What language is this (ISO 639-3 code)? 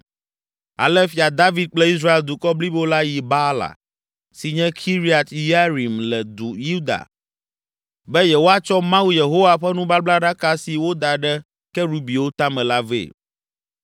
ewe